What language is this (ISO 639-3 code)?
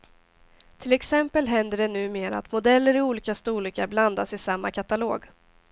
swe